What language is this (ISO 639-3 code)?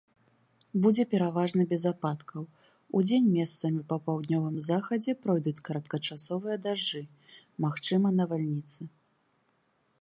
bel